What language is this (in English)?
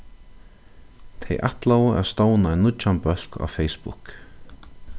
Faroese